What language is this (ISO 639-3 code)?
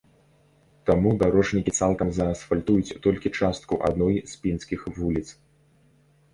bel